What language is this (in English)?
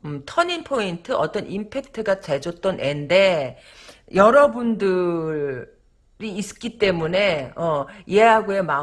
Korean